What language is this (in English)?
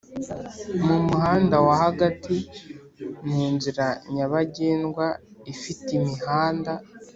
Kinyarwanda